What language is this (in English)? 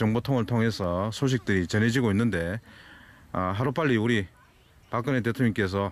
Korean